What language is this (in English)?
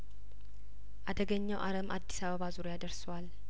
Amharic